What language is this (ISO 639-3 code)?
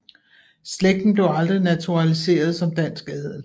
dan